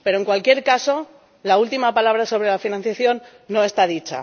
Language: Spanish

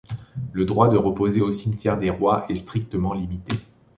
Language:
French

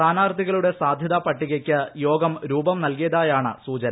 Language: Malayalam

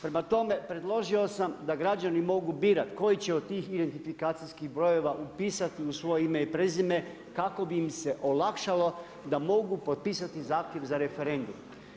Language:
Croatian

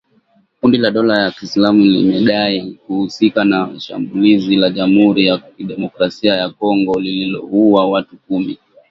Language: Swahili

